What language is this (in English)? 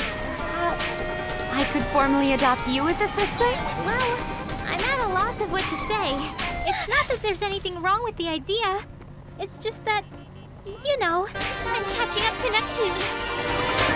English